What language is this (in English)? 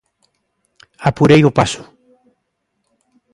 Galician